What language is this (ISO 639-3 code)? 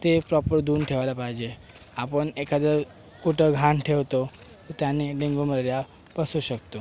mar